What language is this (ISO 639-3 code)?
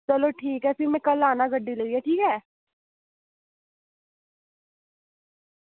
doi